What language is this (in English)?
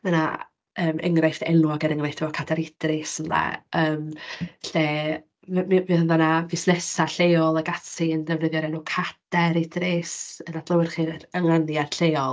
Welsh